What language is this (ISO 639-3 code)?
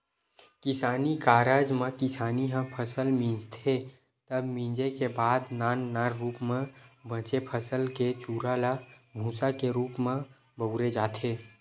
hne